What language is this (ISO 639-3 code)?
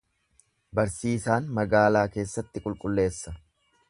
orm